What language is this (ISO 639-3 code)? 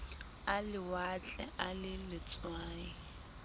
sot